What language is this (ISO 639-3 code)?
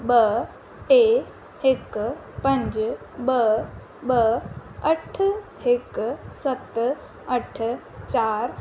snd